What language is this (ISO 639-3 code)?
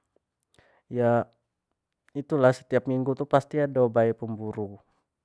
jax